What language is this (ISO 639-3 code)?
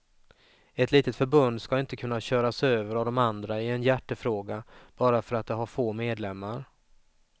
swe